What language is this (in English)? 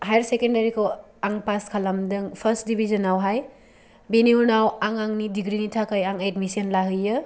Bodo